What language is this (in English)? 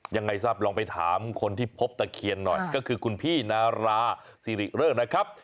Thai